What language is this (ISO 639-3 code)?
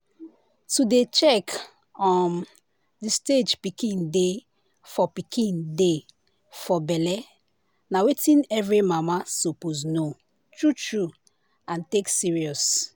pcm